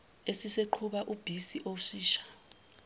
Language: Zulu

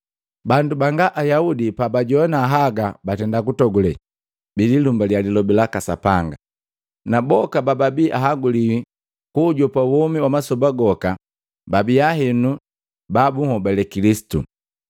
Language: Matengo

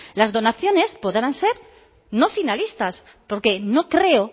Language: Spanish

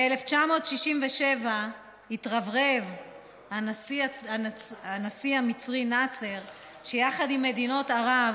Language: Hebrew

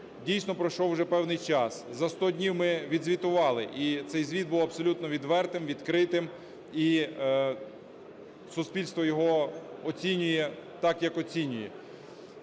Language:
Ukrainian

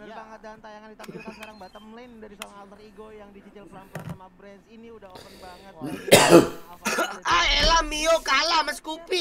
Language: Indonesian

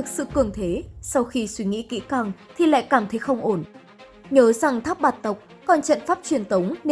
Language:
Vietnamese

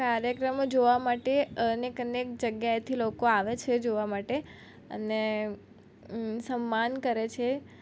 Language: Gujarati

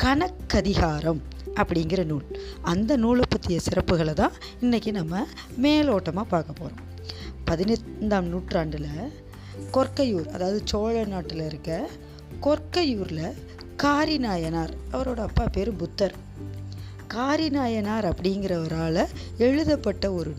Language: Tamil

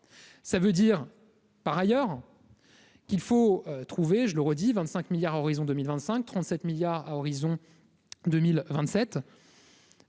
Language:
French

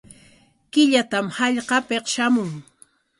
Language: Corongo Ancash Quechua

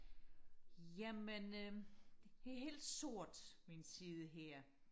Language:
Danish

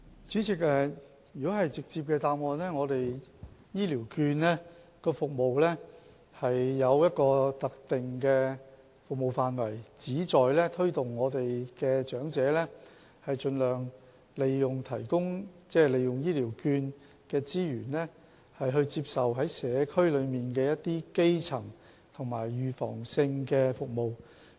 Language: Cantonese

